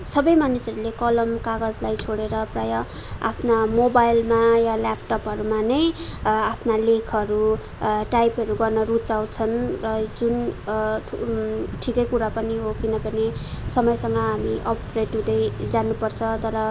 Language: Nepali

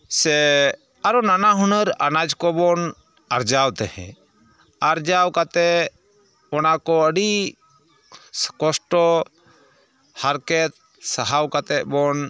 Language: Santali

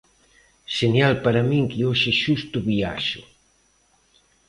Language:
Galician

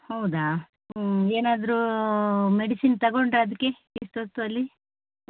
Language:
Kannada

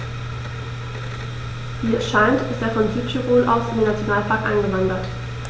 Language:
German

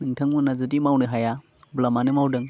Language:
Bodo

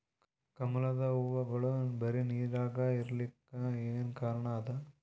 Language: Kannada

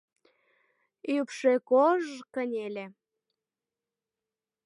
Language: Mari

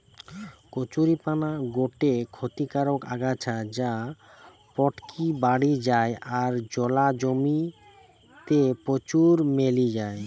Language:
Bangla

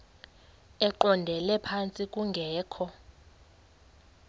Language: Xhosa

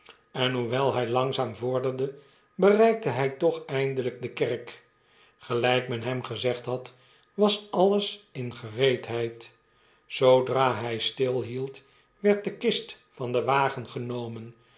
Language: Dutch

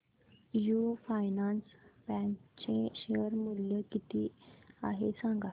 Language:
Marathi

